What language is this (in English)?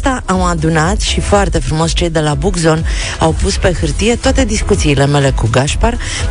Romanian